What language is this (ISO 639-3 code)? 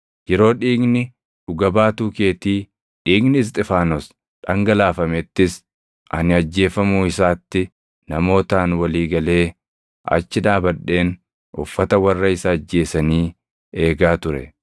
orm